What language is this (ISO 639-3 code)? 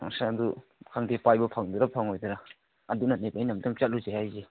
mni